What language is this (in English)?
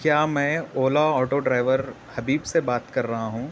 Urdu